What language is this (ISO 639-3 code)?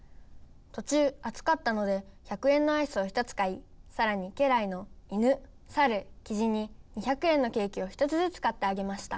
jpn